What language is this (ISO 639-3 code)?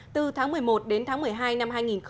vie